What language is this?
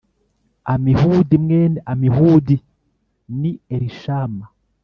Kinyarwanda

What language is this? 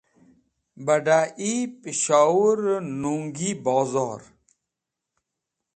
Wakhi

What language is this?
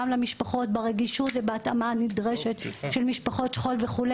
Hebrew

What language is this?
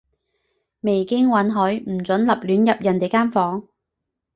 Cantonese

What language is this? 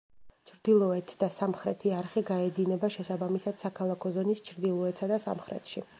Georgian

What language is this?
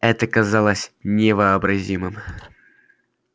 Russian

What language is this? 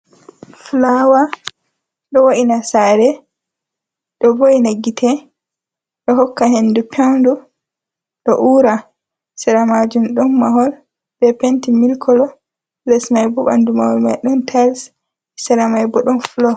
Fula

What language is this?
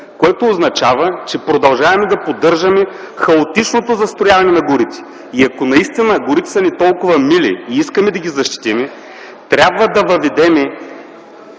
Bulgarian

